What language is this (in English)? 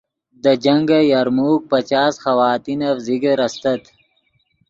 Yidgha